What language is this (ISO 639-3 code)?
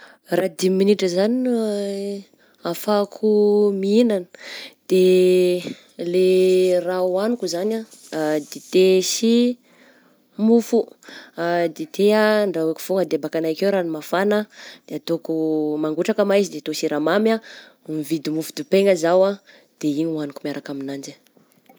bzc